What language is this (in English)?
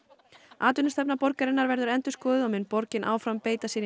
Icelandic